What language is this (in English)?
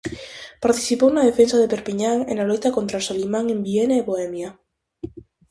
Galician